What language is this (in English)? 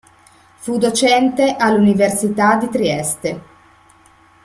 Italian